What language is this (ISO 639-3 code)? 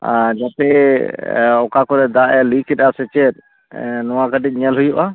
sat